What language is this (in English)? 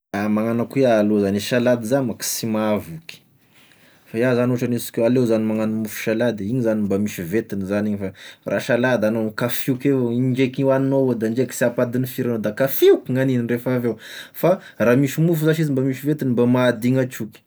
Tesaka Malagasy